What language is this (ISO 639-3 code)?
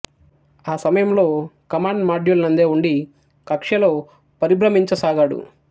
tel